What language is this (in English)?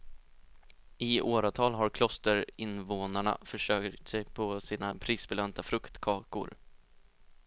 Swedish